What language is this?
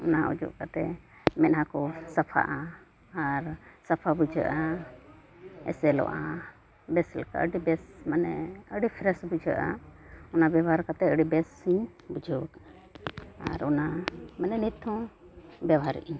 Santali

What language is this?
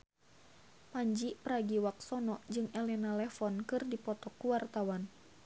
Sundanese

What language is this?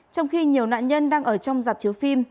Vietnamese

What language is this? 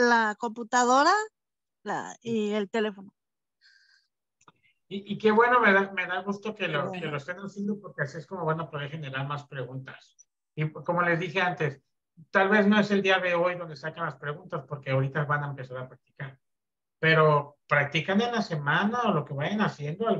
Spanish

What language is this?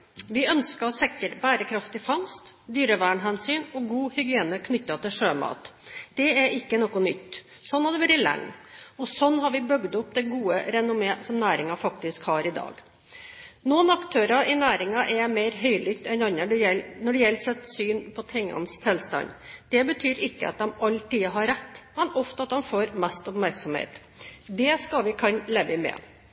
Norwegian Bokmål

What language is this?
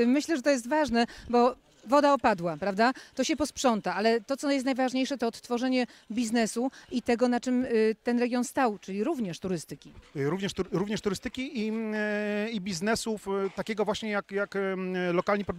Polish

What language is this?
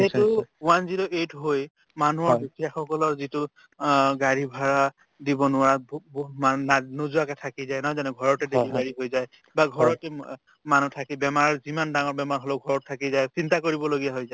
Assamese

